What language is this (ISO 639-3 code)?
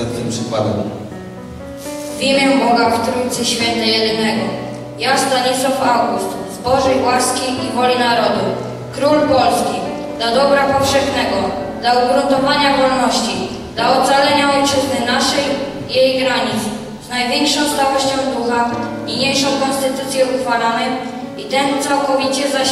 pol